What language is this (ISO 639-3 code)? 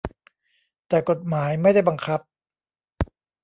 tha